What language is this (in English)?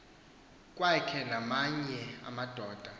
Xhosa